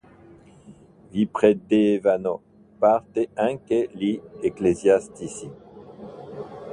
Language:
Italian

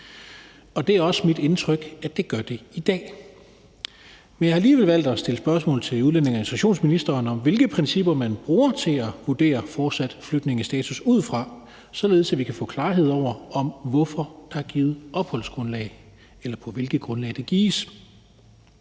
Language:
Danish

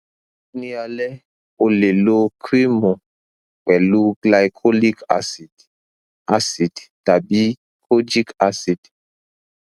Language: Yoruba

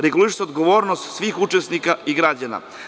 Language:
Serbian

